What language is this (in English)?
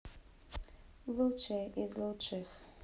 Russian